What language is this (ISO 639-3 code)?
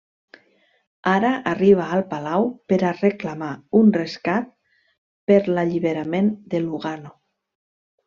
cat